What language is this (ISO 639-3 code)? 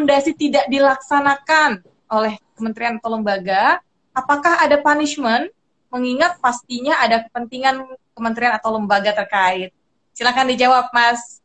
ind